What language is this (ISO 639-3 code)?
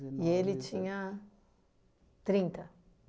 por